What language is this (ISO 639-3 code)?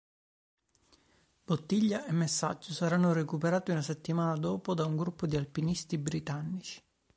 ita